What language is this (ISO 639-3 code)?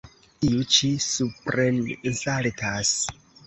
epo